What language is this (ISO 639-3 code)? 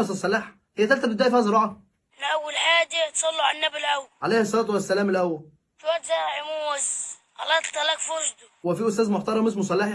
ara